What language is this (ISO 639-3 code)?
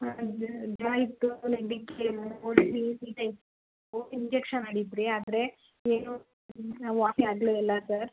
kan